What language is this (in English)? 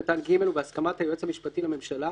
Hebrew